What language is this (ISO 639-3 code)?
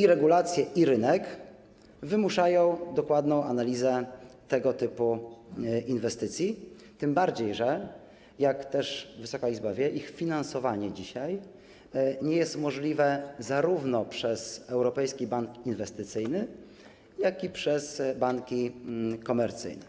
pol